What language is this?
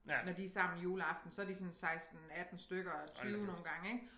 Danish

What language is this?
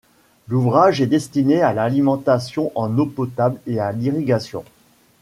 French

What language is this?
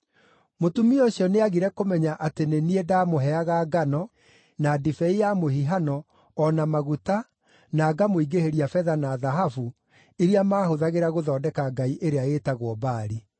Kikuyu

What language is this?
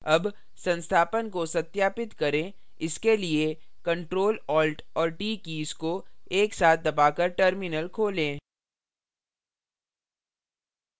Hindi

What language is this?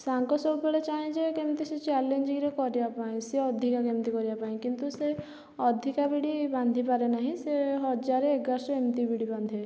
Odia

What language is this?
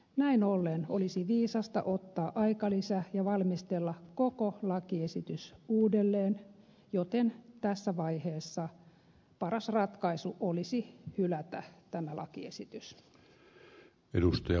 Finnish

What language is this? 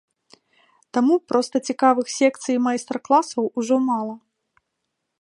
Belarusian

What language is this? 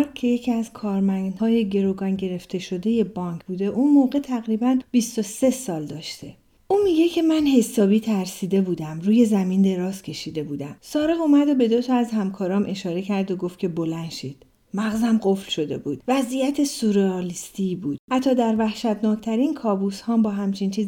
Persian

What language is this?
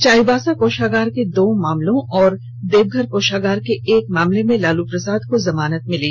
Hindi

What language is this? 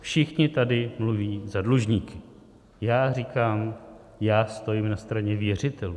Czech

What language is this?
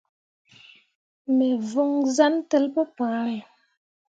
Mundang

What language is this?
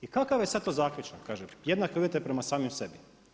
Croatian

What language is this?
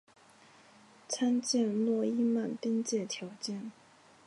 Chinese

